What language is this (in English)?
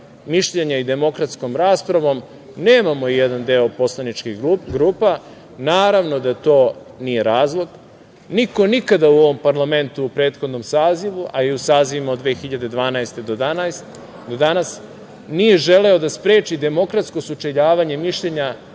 Serbian